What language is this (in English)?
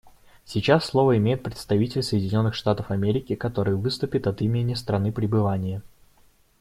Russian